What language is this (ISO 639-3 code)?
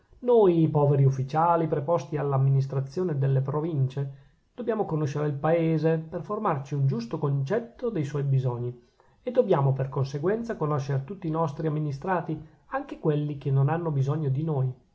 ita